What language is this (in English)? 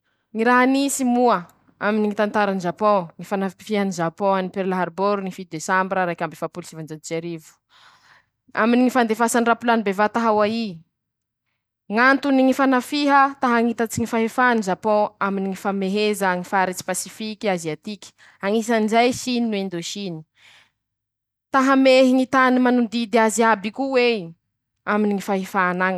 Masikoro Malagasy